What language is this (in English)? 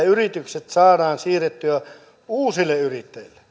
Finnish